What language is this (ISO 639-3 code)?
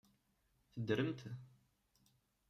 kab